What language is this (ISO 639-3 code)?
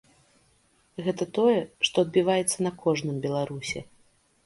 bel